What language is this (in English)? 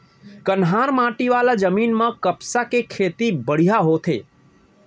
Chhattisgarhi